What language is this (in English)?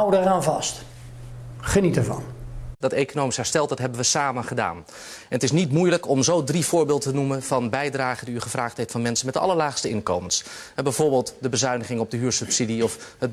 Dutch